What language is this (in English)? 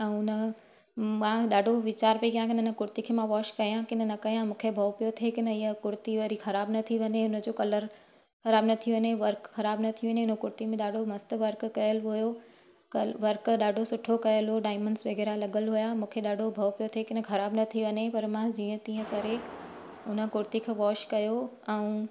Sindhi